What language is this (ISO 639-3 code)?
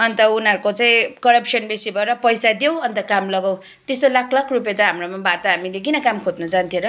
nep